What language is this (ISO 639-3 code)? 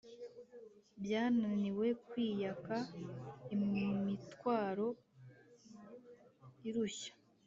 kin